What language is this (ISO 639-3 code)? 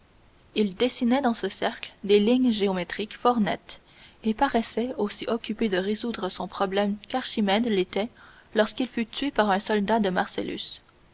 fra